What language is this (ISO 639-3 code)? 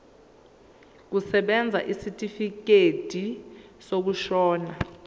zul